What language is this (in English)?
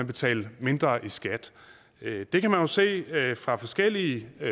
Danish